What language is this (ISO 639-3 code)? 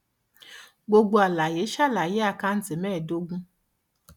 yor